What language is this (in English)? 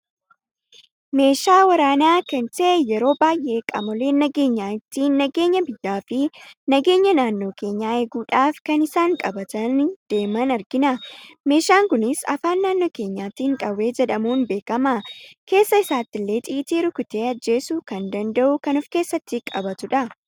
Oromo